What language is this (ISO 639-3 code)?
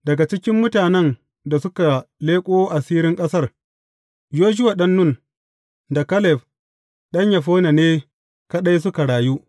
hau